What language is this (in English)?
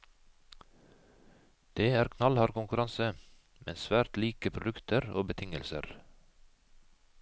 Norwegian